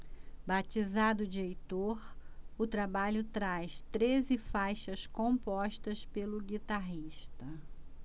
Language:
Portuguese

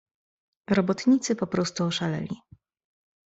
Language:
Polish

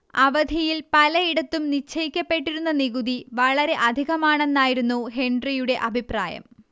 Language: Malayalam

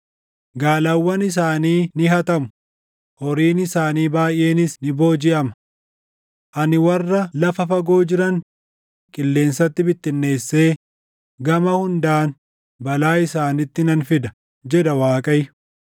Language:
Oromo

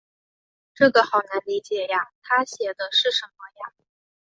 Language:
Chinese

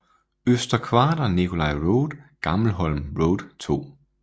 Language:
Danish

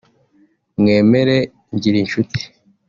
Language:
Kinyarwanda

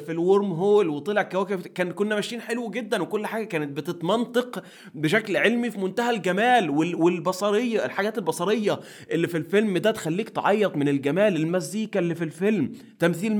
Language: Arabic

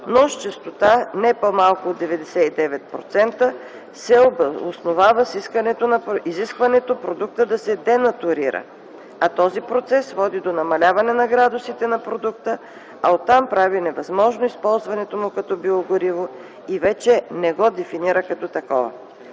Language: Bulgarian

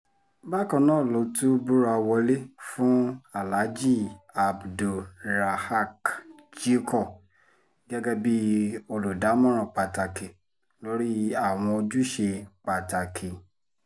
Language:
Yoruba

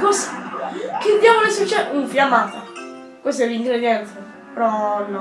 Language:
Italian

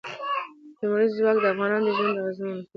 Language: Pashto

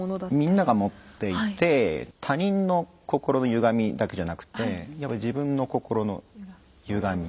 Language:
Japanese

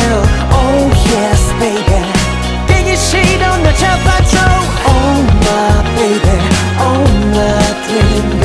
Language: Korean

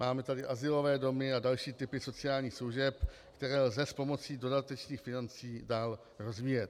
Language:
Czech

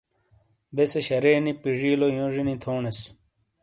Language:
Shina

